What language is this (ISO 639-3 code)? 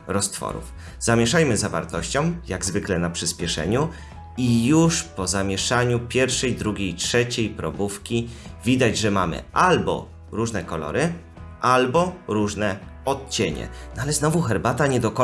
pol